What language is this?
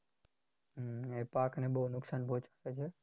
Gujarati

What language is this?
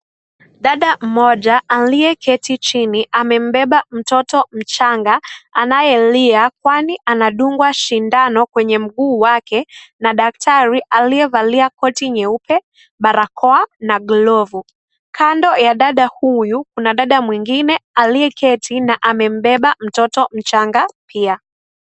Swahili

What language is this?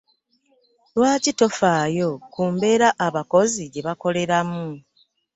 Ganda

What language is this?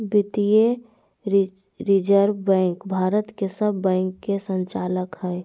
Magahi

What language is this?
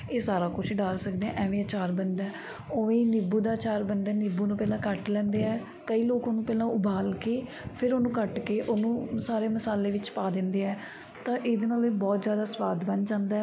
Punjabi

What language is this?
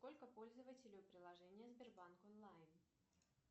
Russian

